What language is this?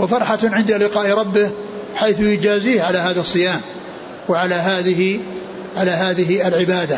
Arabic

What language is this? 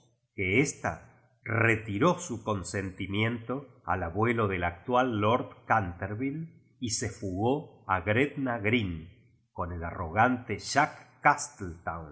Spanish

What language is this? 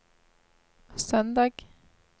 Norwegian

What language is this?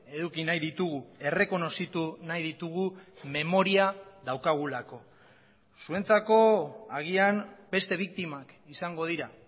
Basque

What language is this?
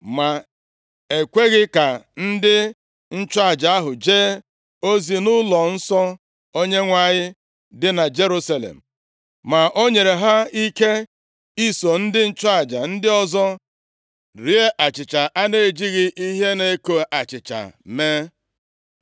Igbo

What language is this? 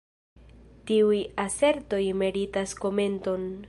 Esperanto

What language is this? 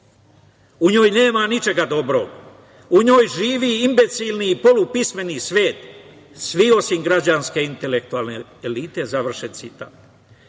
Serbian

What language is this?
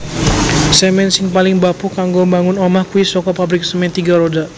Javanese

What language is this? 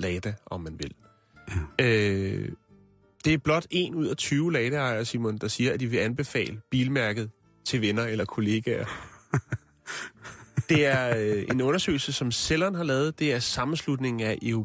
Danish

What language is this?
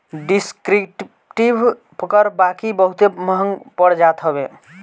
Bhojpuri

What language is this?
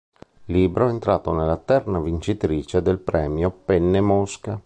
Italian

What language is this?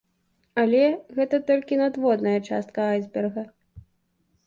Belarusian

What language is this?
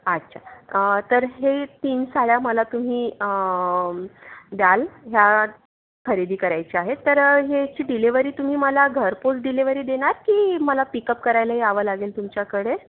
Marathi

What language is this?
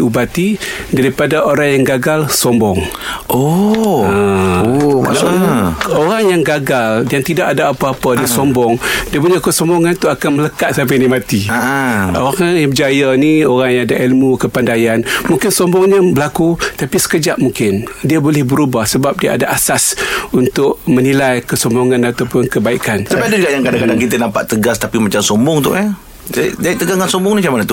Malay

